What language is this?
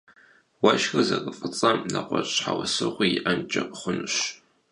Kabardian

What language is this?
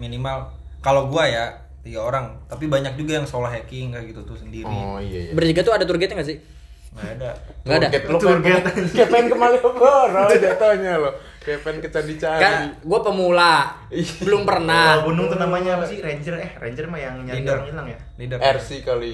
Indonesian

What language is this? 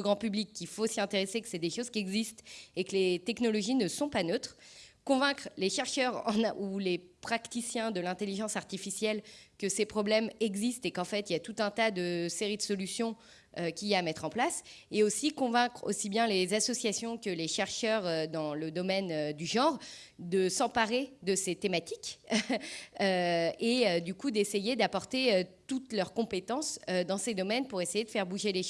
French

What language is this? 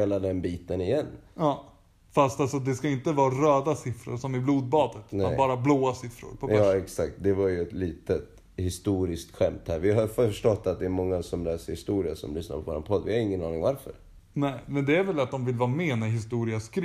Swedish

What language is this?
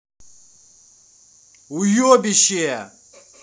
Russian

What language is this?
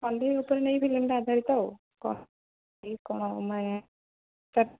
Odia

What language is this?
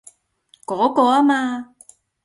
Cantonese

